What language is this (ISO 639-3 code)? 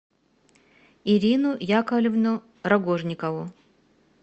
rus